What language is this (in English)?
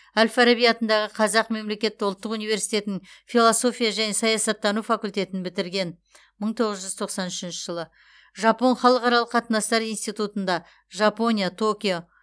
Kazakh